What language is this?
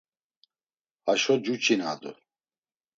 Laz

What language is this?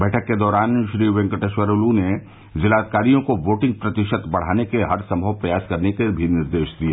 Hindi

